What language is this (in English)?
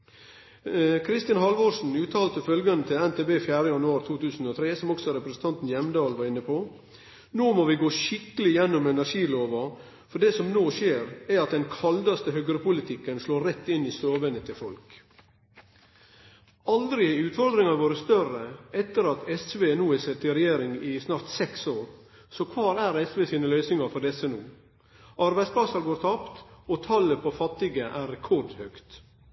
Norwegian Nynorsk